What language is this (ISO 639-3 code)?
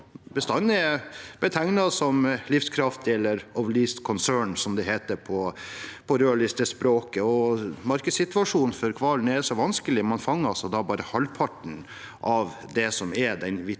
nor